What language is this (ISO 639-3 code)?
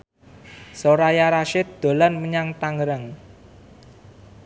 jav